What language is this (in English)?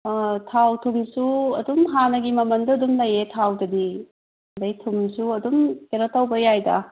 Manipuri